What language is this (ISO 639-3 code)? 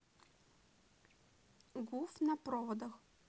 rus